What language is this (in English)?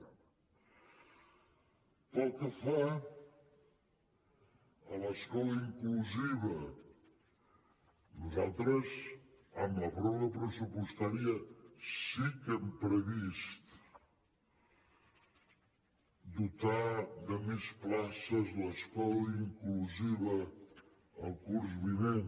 Catalan